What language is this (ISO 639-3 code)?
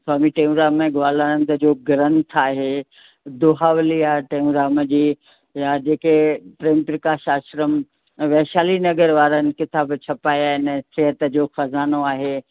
snd